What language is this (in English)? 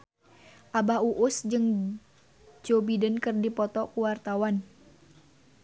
Sundanese